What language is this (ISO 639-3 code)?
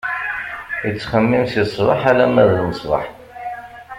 kab